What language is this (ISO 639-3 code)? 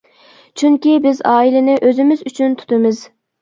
uig